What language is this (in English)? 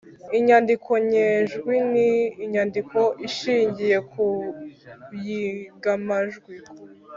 Kinyarwanda